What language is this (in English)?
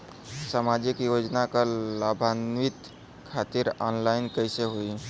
Bhojpuri